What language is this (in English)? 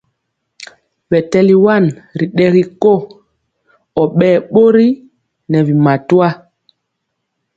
Mpiemo